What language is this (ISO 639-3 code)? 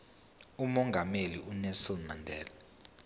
zul